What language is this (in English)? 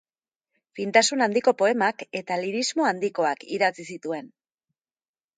Basque